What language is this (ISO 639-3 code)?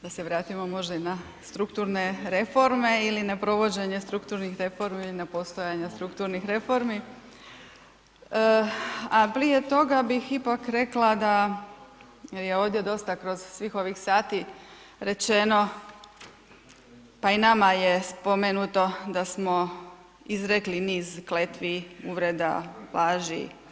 hrv